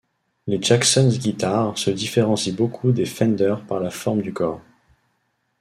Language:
French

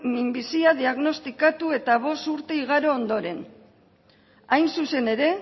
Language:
Basque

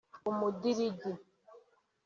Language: Kinyarwanda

